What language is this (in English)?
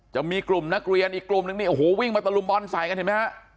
Thai